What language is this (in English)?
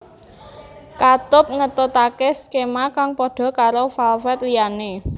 Javanese